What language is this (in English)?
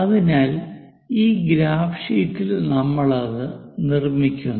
Malayalam